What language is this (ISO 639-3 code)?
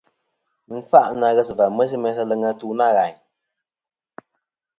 bkm